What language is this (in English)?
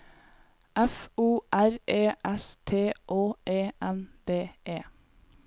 Norwegian